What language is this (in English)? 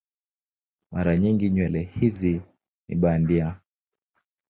Swahili